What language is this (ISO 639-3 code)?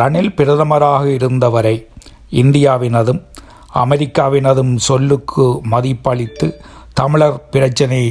tam